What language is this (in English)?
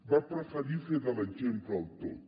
Catalan